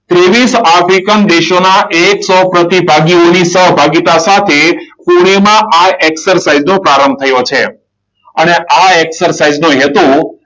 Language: Gujarati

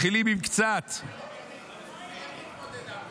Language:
Hebrew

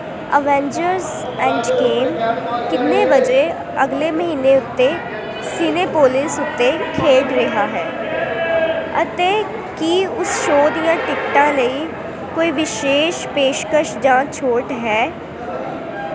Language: Punjabi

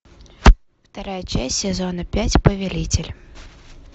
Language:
Russian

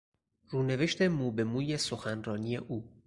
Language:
Persian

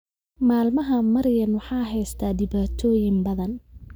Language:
Somali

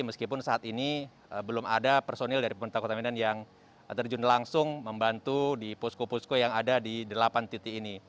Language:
Indonesian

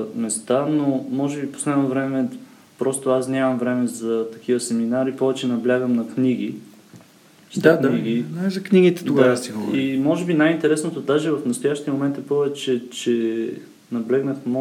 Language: Bulgarian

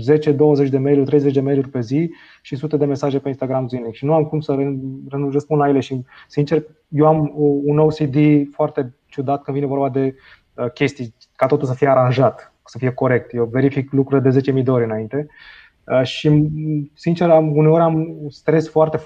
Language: Romanian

